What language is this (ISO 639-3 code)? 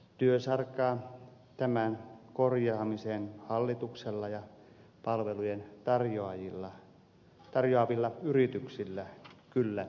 fin